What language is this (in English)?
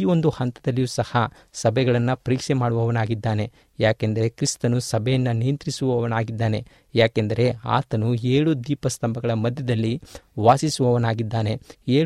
Kannada